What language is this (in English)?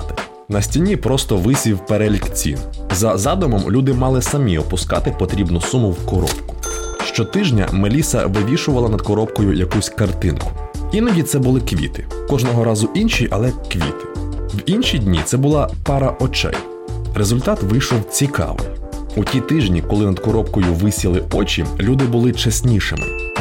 Ukrainian